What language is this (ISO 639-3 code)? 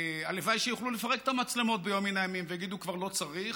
heb